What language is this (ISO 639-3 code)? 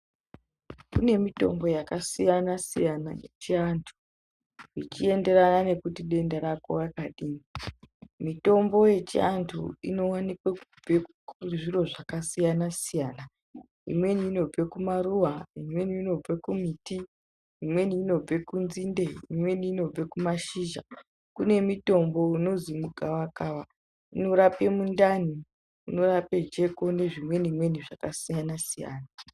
ndc